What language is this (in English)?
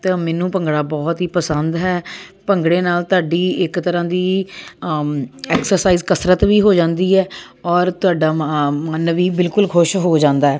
Punjabi